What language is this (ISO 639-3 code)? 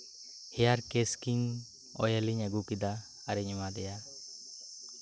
sat